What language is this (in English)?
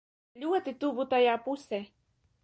Latvian